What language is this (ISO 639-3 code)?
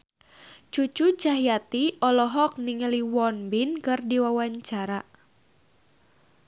sun